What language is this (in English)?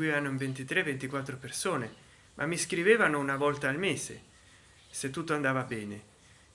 Italian